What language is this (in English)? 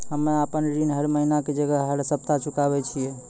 Maithili